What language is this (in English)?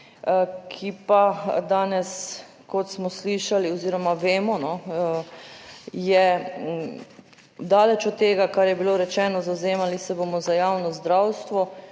Slovenian